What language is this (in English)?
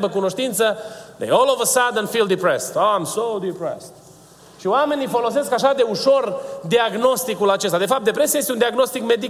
Romanian